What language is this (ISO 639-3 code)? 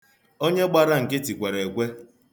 ibo